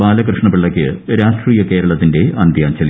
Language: Malayalam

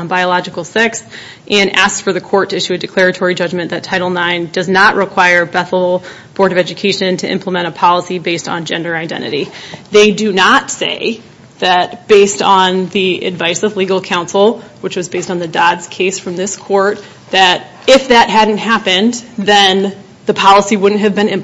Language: English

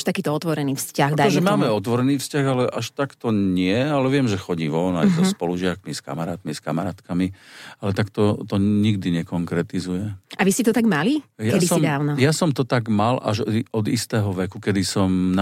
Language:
Slovak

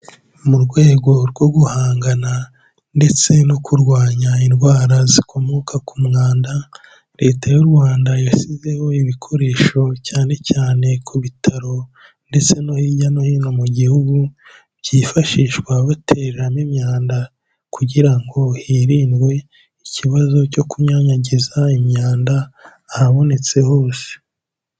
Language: Kinyarwanda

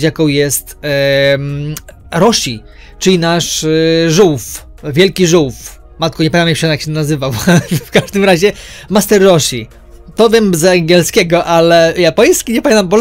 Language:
Polish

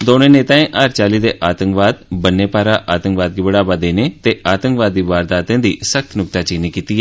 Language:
Dogri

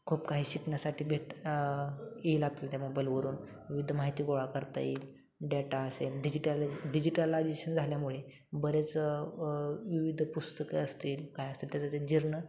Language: Marathi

